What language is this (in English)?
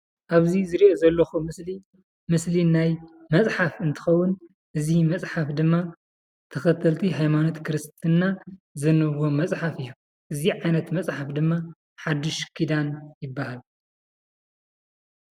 Tigrinya